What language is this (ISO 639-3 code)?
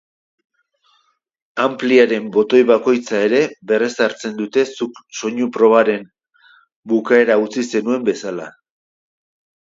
eus